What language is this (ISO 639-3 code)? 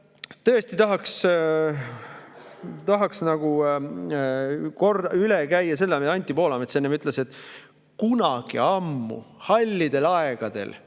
est